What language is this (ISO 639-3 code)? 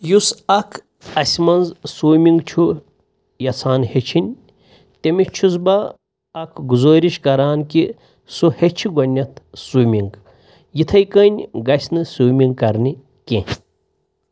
kas